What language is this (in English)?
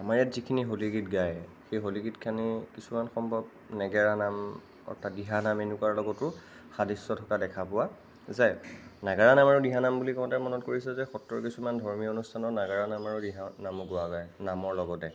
Assamese